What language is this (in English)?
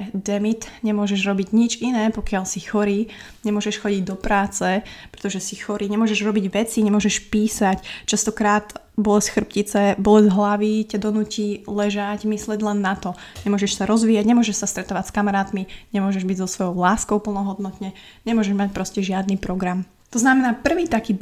Slovak